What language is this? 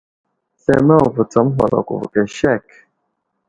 Wuzlam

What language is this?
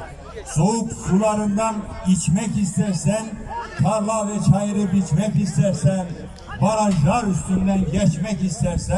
Turkish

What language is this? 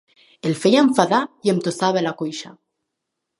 Catalan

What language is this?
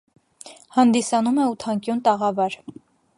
Armenian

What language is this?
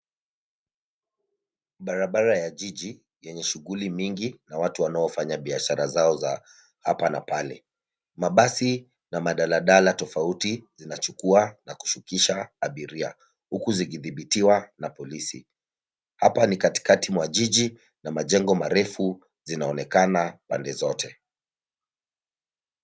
Swahili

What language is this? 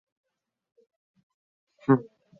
Chinese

